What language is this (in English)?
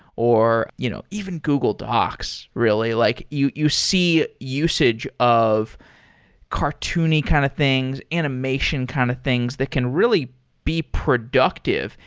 English